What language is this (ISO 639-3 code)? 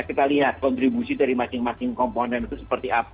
ind